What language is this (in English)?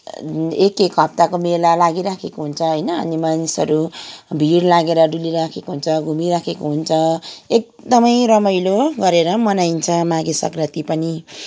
Nepali